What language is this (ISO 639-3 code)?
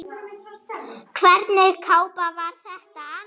isl